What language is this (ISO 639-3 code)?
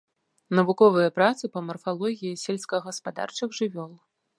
bel